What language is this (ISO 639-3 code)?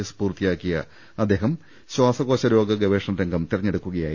mal